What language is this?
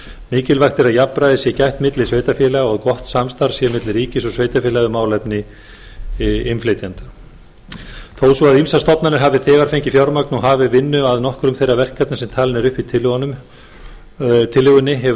Icelandic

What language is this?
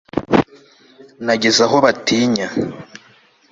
Kinyarwanda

